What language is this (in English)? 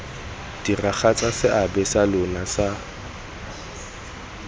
Tswana